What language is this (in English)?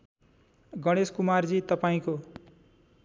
Nepali